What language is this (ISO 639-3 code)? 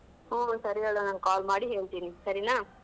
kan